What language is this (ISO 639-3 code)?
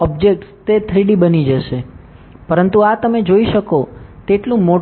guj